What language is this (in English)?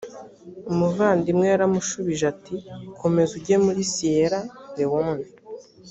Kinyarwanda